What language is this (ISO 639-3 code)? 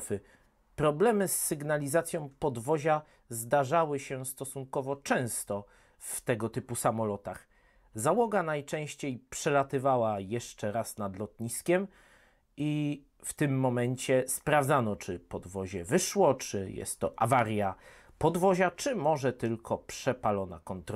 pol